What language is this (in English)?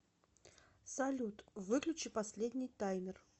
Russian